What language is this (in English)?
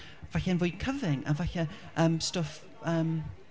Welsh